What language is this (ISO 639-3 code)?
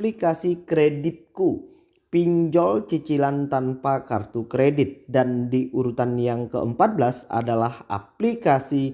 ind